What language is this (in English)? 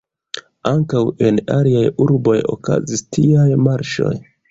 Esperanto